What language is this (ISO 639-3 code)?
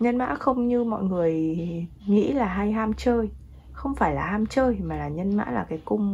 vie